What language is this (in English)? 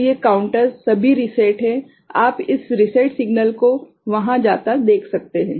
Hindi